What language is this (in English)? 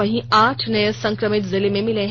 Hindi